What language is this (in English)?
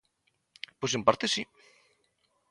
Galician